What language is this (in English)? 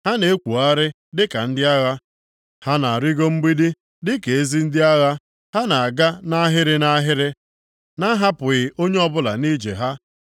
Igbo